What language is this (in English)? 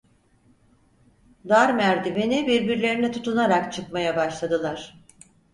Turkish